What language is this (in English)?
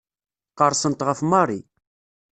Kabyle